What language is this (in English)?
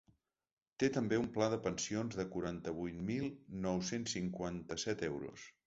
Catalan